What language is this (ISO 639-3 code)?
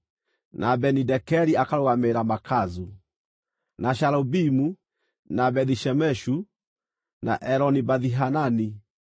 kik